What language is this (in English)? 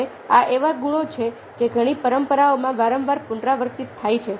Gujarati